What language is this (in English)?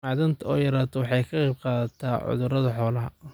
Somali